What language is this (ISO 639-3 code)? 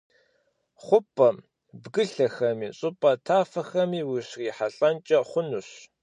kbd